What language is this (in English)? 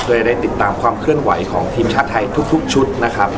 Thai